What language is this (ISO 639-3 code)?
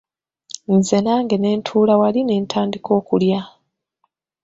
lug